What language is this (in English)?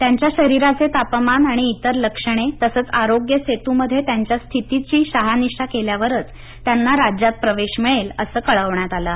Marathi